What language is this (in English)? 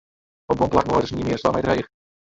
Western Frisian